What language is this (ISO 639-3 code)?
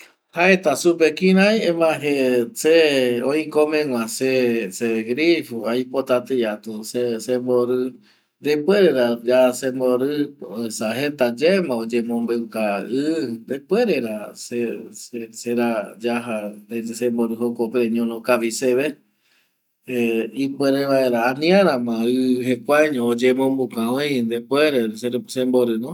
gui